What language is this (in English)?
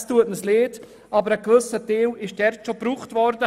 Swiss German